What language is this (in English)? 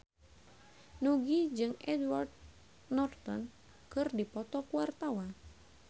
Sundanese